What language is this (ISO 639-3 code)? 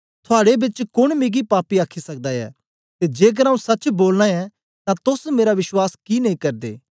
doi